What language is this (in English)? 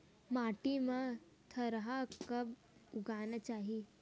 Chhattisgarhi